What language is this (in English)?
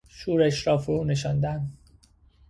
Persian